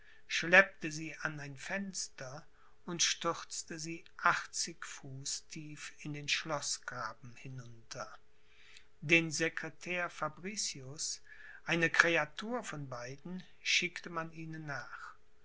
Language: German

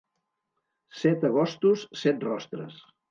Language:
Catalan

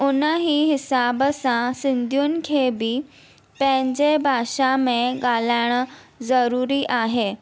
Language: Sindhi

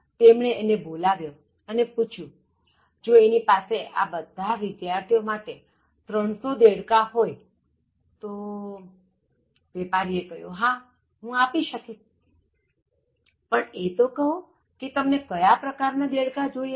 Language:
Gujarati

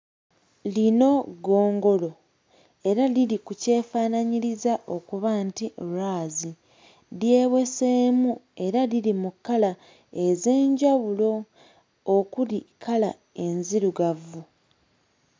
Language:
Ganda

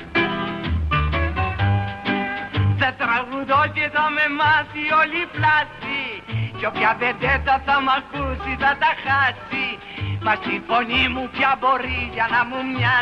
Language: Greek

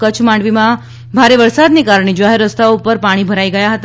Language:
Gujarati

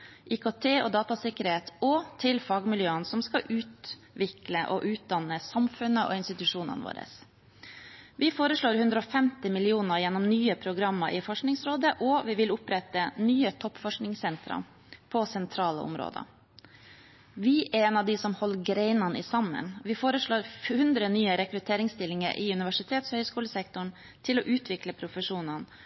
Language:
Norwegian Bokmål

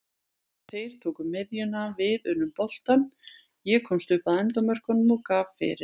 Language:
Icelandic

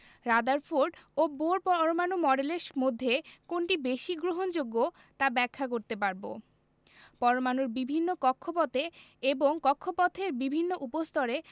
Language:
Bangla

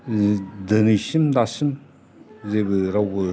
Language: Bodo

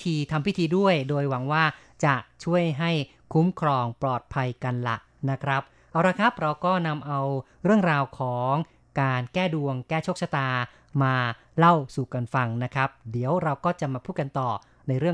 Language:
Thai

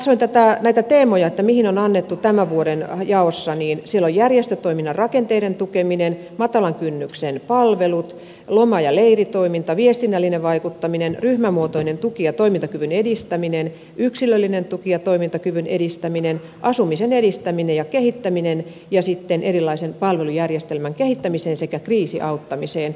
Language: Finnish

